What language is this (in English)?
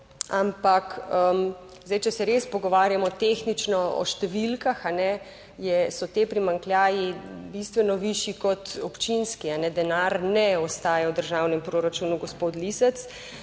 Slovenian